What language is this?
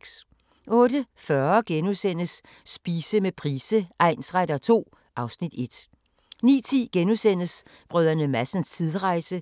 Danish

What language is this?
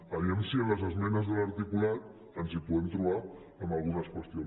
Catalan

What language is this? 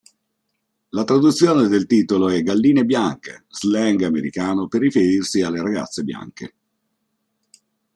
Italian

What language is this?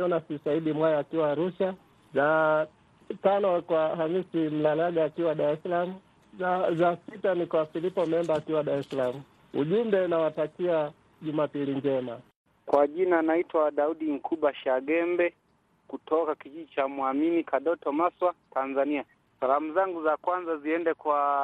Swahili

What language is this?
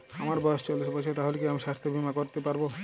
Bangla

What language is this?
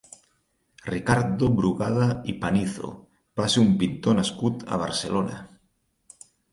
Catalan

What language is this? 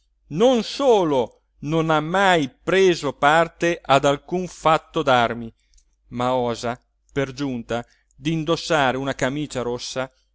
Italian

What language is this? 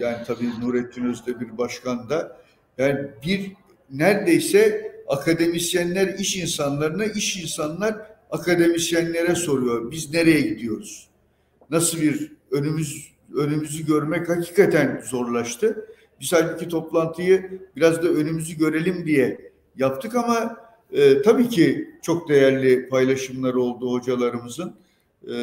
Turkish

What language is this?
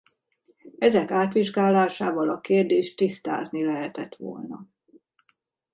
Hungarian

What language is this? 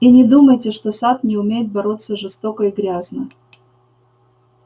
Russian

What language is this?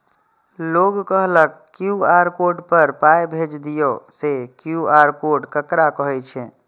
Maithili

